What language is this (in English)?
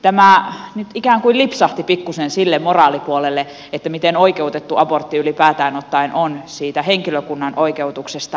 Finnish